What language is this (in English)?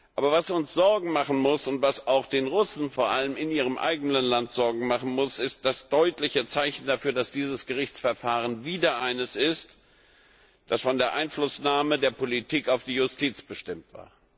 German